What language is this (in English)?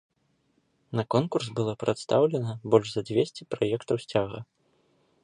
Belarusian